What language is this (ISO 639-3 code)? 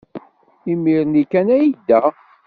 kab